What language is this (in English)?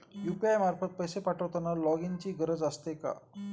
Marathi